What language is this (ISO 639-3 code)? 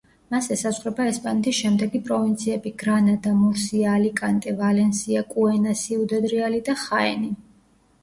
kat